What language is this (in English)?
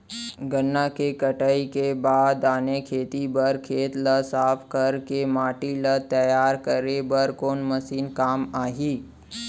Chhattisgarhi